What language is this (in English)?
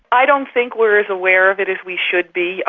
English